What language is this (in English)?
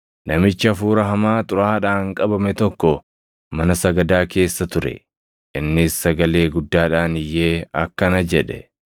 Oromo